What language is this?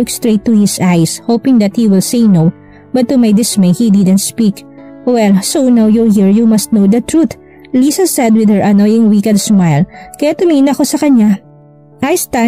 Filipino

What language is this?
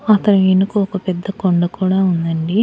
Telugu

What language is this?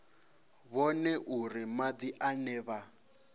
Venda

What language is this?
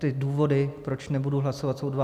Czech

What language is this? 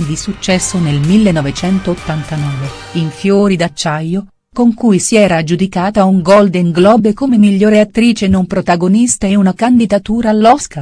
Italian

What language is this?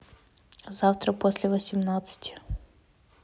Russian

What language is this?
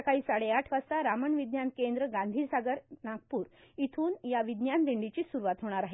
Marathi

